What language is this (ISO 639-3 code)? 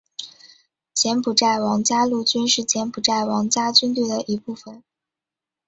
zho